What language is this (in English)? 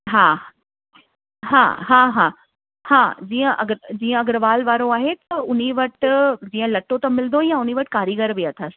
Sindhi